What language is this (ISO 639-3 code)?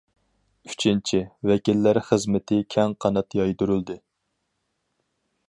uig